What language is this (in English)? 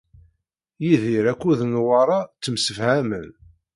Kabyle